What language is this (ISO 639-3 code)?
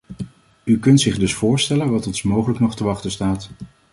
nld